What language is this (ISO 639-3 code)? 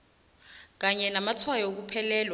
nbl